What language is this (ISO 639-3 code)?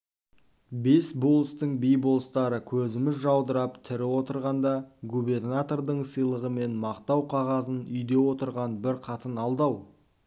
kaz